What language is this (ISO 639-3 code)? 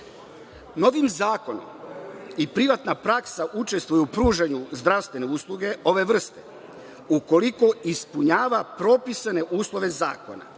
srp